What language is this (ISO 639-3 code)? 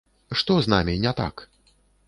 bel